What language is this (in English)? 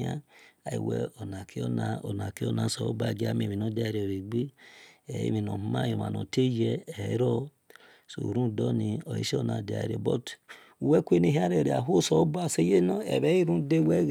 Esan